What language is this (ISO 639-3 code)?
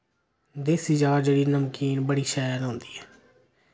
doi